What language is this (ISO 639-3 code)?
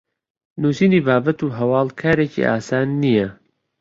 ckb